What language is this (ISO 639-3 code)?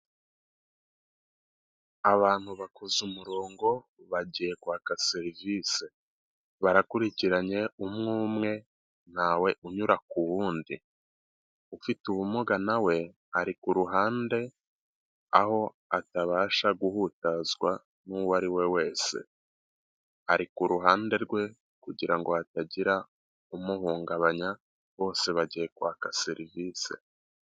kin